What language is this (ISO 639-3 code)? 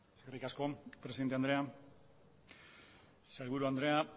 eus